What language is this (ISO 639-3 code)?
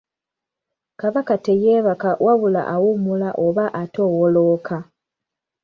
lug